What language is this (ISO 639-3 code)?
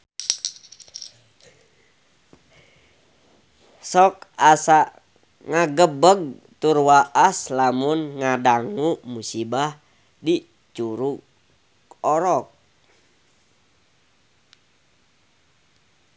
sun